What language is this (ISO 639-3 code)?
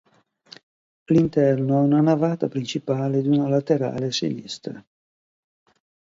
ita